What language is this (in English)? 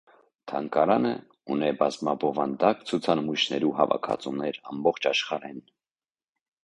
Armenian